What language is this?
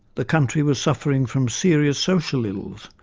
English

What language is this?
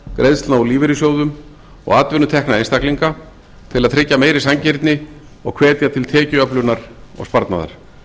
Icelandic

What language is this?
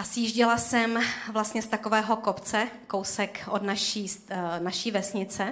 Czech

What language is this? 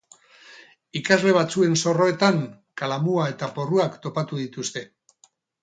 Basque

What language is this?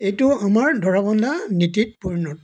Assamese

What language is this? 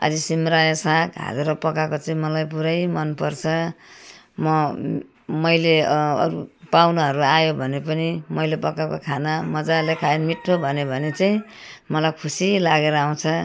Nepali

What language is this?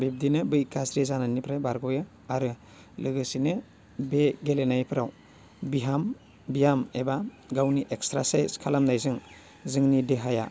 Bodo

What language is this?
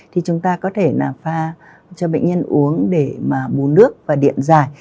Vietnamese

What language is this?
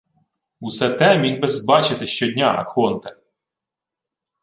Ukrainian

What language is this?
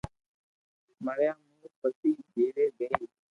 Loarki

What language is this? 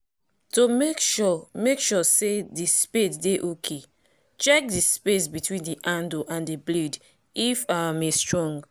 Nigerian Pidgin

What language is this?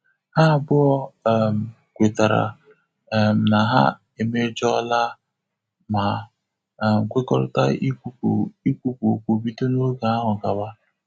Igbo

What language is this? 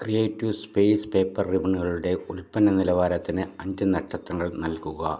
Malayalam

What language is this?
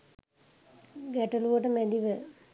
Sinhala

